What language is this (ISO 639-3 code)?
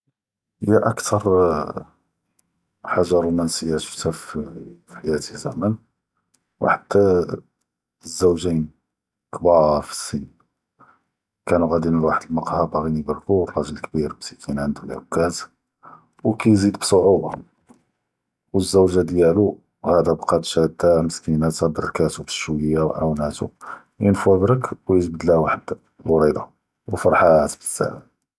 jrb